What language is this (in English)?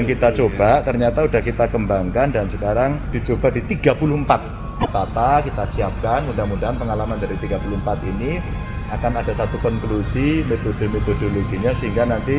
Indonesian